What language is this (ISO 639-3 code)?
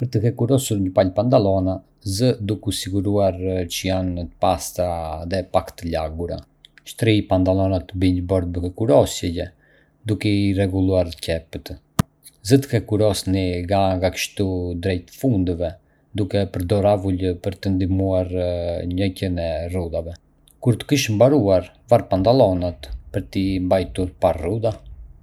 aae